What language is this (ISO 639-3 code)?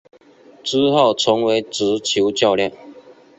zho